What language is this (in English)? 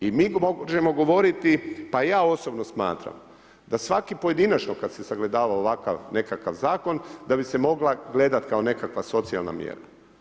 Croatian